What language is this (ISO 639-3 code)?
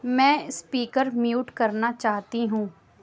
urd